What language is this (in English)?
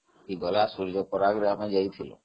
Odia